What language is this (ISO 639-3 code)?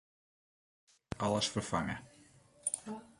fry